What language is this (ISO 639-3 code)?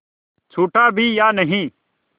hin